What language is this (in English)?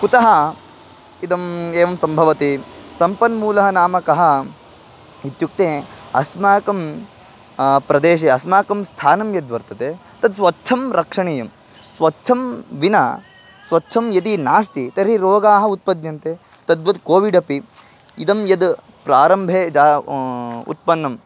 Sanskrit